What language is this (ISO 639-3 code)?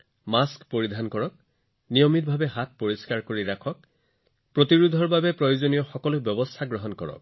asm